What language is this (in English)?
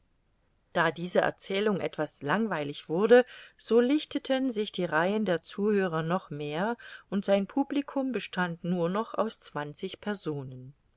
German